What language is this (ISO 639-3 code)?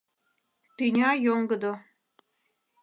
chm